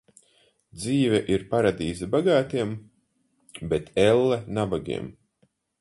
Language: Latvian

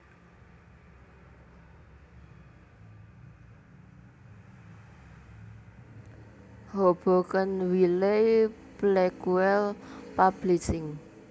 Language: Javanese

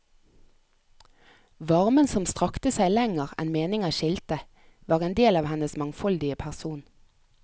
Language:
Norwegian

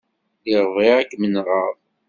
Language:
Kabyle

